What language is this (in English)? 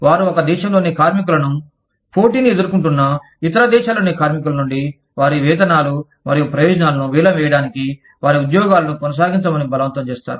Telugu